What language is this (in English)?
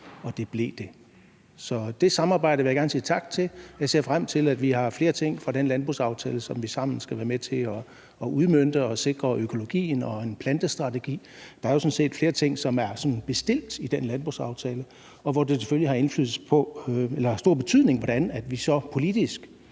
Danish